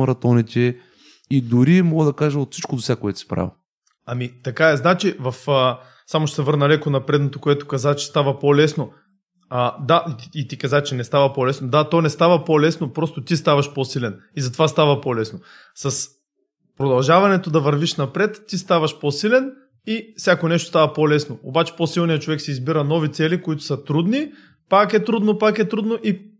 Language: Bulgarian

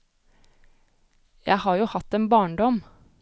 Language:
Norwegian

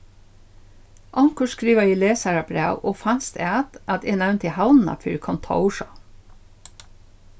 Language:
Faroese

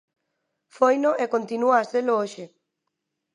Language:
Galician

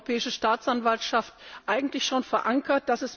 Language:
German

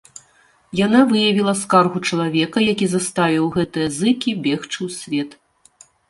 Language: Belarusian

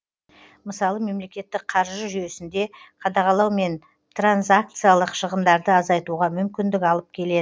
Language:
Kazakh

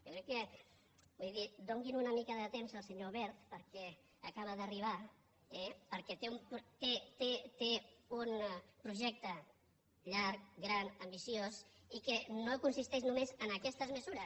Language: Catalan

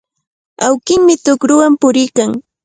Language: Cajatambo North Lima Quechua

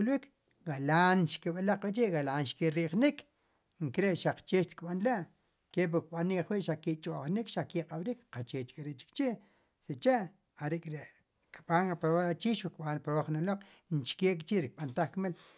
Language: Sipacapense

